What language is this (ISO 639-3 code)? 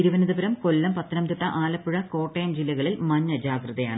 mal